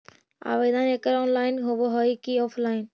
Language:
Magahi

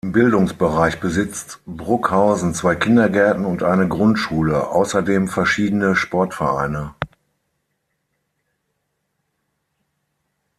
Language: German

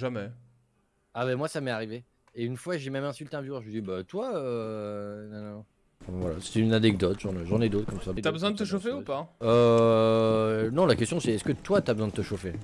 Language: French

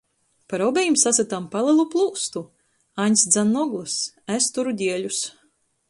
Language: Latgalian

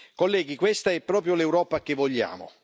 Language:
Italian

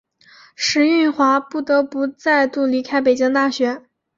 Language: Chinese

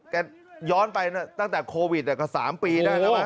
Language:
Thai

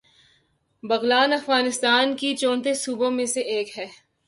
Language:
Urdu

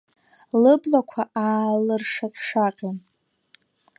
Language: Abkhazian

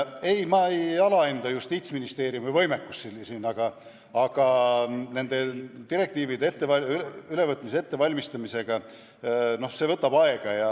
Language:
Estonian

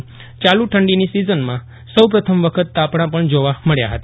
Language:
Gujarati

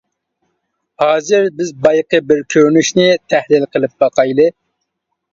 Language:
Uyghur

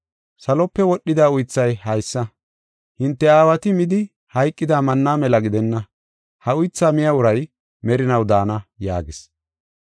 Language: Gofa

